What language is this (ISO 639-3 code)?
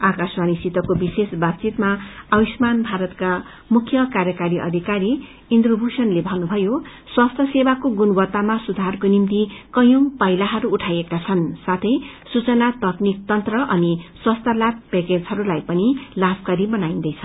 nep